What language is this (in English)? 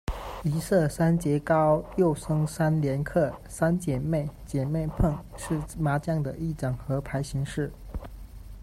Chinese